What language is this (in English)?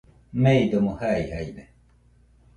Nüpode Huitoto